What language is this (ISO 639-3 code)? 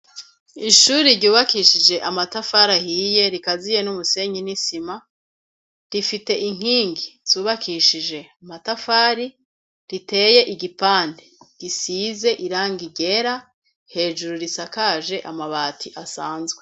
run